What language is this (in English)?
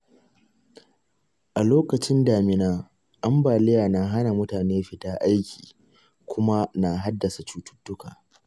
Hausa